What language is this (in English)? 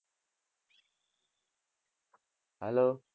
Gujarati